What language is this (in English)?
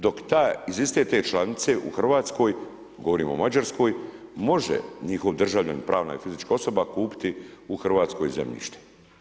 Croatian